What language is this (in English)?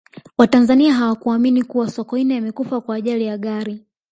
Swahili